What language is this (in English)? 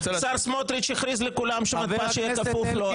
Hebrew